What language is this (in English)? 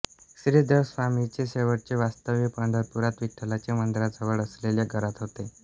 Marathi